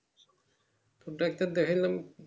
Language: Bangla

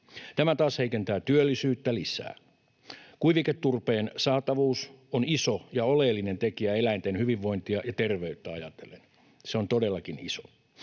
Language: Finnish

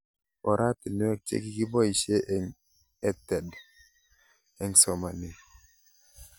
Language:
Kalenjin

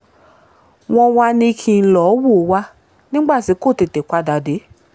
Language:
Yoruba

